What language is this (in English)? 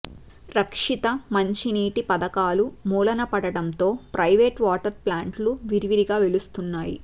Telugu